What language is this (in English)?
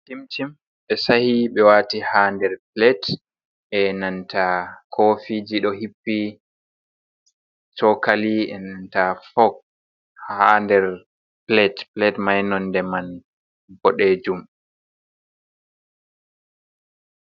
Fula